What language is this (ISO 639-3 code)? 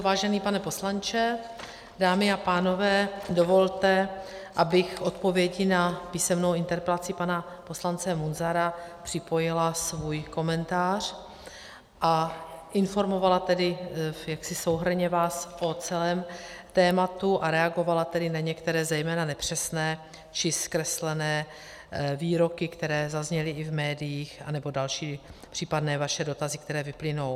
ces